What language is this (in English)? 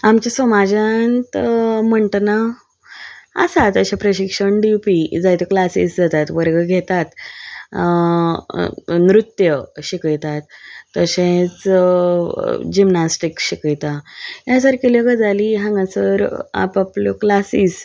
Konkani